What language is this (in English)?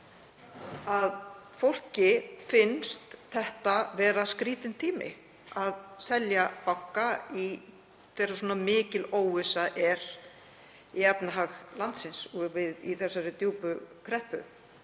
Icelandic